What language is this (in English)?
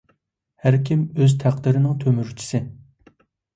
Uyghur